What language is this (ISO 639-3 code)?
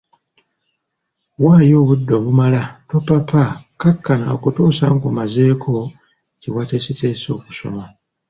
lug